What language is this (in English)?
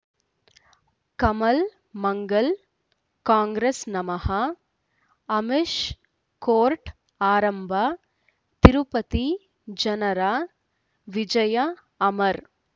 Kannada